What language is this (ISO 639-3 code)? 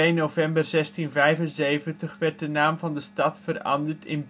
nld